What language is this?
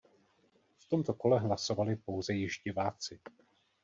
Czech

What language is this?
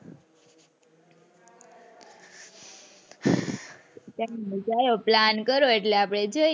Gujarati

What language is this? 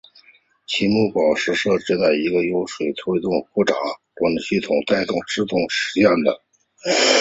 Chinese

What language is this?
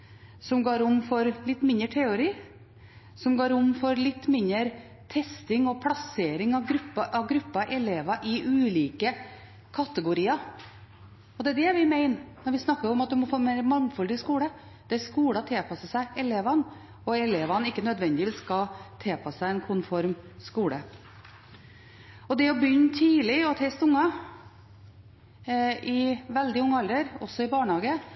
Norwegian Bokmål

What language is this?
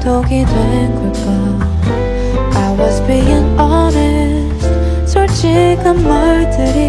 Korean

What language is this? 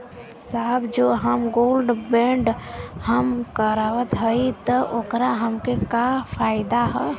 Bhojpuri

